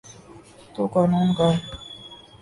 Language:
Urdu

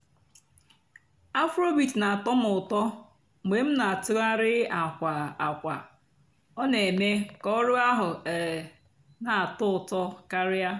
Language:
Igbo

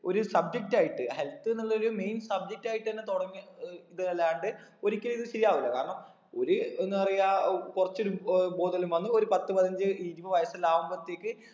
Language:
Malayalam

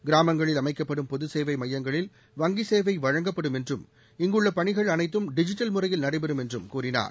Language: Tamil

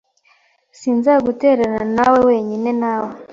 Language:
Kinyarwanda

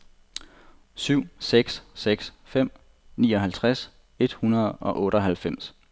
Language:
Danish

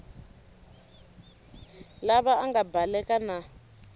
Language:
Tsonga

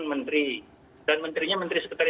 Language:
Indonesian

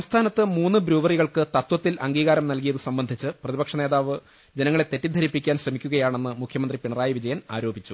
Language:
Malayalam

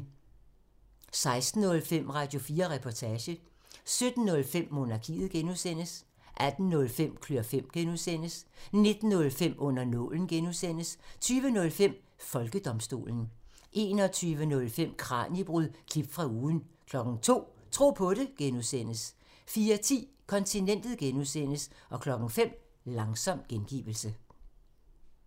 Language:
Danish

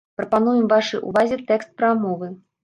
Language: Belarusian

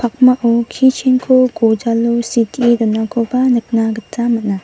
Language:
Garo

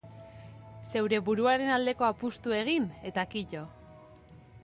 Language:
Basque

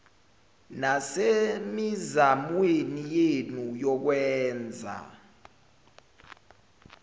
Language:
Zulu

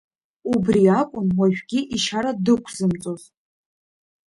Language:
Abkhazian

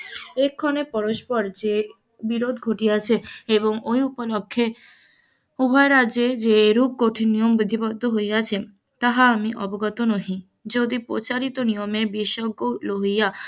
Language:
Bangla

